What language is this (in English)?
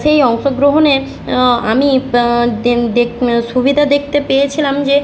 Bangla